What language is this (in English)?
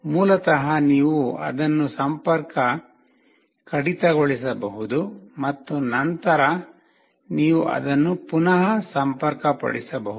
Kannada